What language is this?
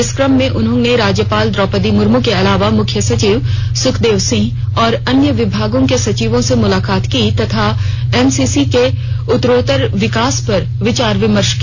Hindi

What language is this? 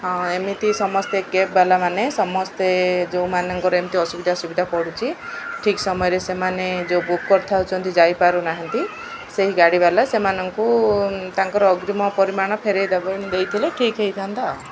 Odia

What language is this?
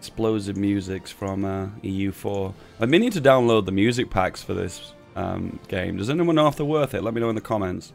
English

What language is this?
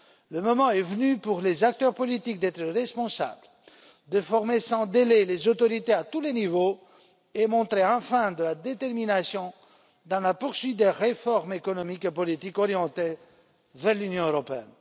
French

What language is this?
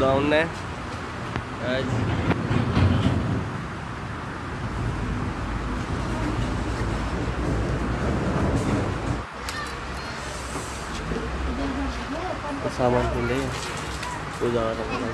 Hindi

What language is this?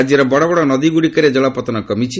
Odia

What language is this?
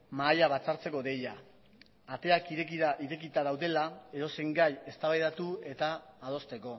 Basque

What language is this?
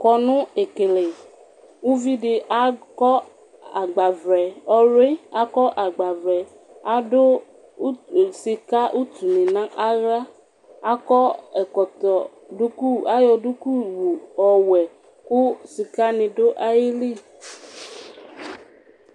Ikposo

